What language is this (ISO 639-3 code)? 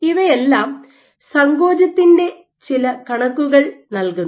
mal